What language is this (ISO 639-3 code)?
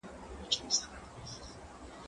pus